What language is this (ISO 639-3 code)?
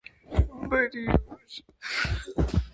hye